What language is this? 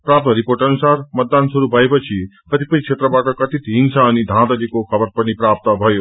Nepali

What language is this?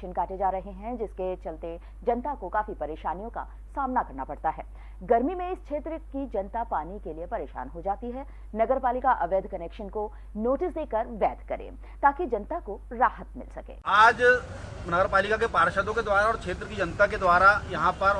Hindi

